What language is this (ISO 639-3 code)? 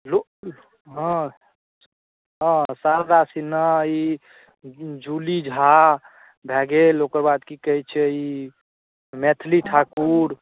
mai